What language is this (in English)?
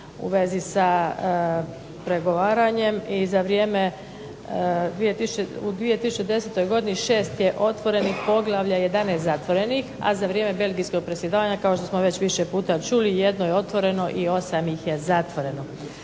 Croatian